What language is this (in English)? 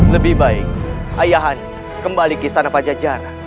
Indonesian